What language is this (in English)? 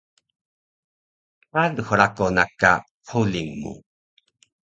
Taroko